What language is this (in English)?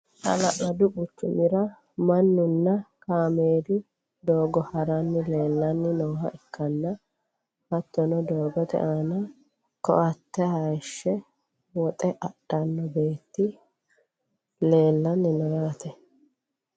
Sidamo